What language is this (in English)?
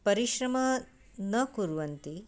Sanskrit